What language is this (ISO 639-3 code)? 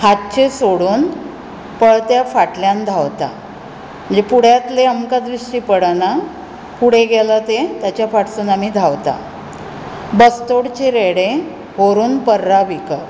kok